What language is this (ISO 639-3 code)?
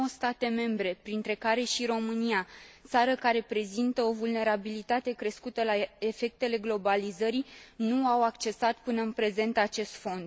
ron